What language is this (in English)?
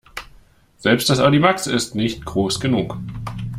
German